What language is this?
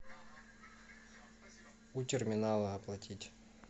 Russian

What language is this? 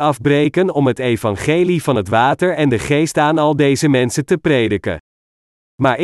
Dutch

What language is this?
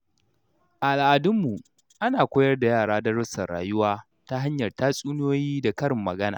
Hausa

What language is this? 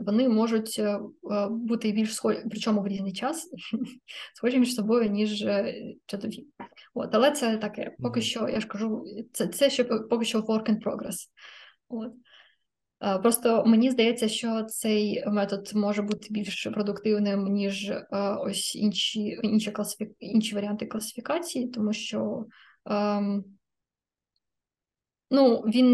Ukrainian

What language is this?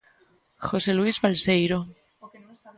Galician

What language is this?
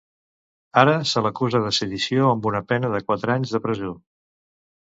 Catalan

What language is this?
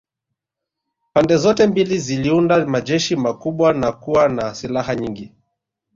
Swahili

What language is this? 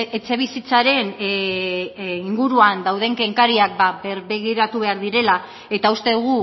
Basque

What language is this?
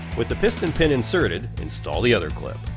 English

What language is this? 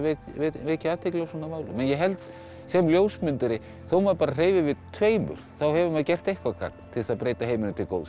Icelandic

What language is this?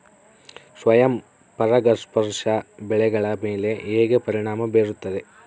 Kannada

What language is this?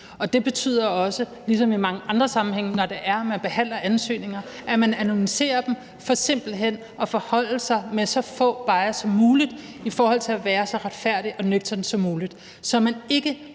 Danish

